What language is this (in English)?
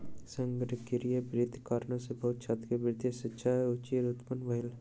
Maithili